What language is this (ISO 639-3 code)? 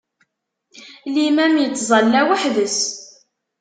kab